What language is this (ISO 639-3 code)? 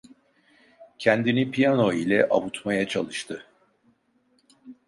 tur